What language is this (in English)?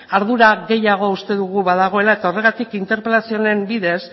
Basque